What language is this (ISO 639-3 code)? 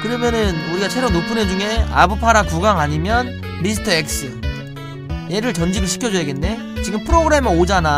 kor